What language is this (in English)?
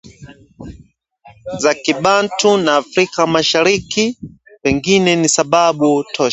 Swahili